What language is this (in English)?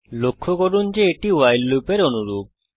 Bangla